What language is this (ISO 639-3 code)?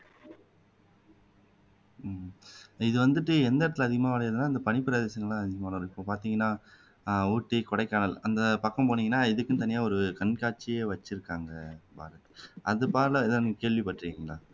tam